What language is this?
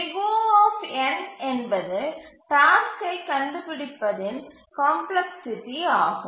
Tamil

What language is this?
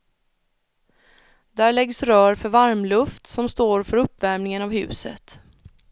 Swedish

